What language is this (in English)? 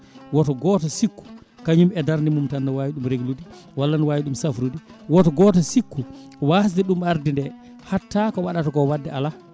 Fula